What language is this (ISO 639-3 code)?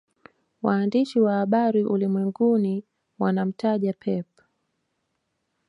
swa